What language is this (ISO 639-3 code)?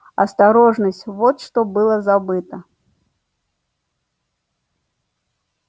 rus